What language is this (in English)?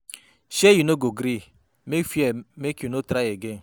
Nigerian Pidgin